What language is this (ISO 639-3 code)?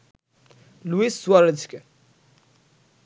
ben